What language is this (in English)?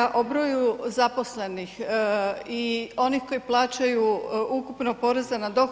Croatian